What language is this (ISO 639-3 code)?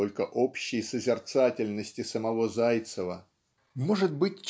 rus